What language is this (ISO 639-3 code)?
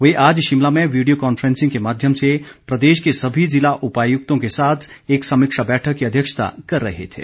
hin